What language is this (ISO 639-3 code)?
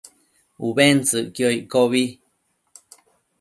mcf